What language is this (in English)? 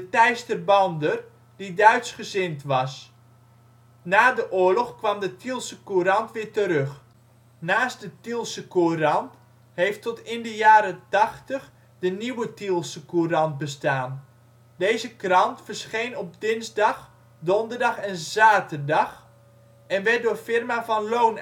Dutch